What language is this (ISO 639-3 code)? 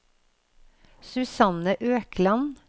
nor